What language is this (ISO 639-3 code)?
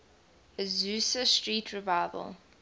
eng